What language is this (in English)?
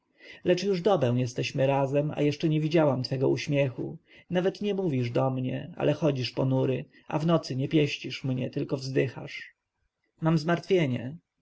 Polish